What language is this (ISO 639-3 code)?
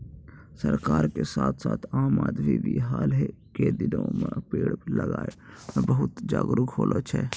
mai